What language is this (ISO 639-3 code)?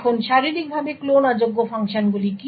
ben